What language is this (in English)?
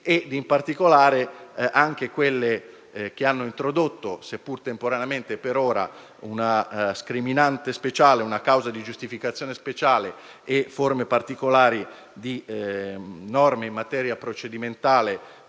Italian